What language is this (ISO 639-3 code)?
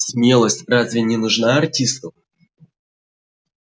rus